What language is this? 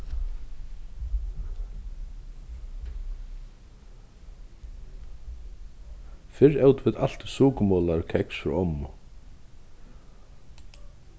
Faroese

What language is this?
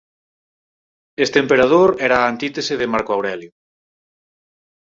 Galician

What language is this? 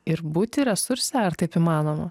Lithuanian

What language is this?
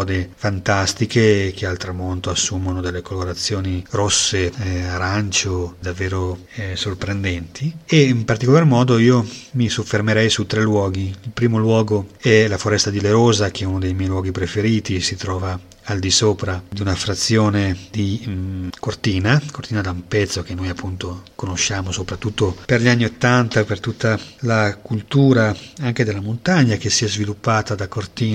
Italian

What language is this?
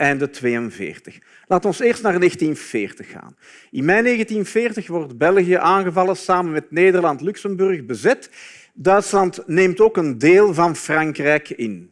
Dutch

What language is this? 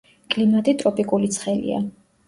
Georgian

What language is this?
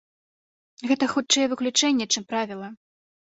Belarusian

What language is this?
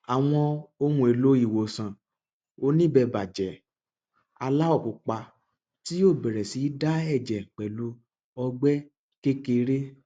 Yoruba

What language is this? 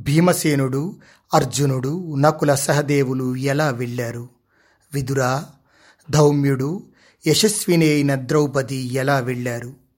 Telugu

